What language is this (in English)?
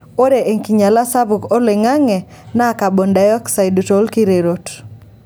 Masai